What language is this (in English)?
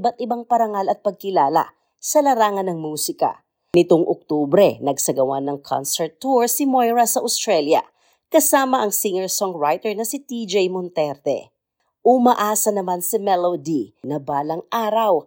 Filipino